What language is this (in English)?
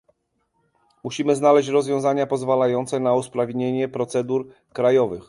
Polish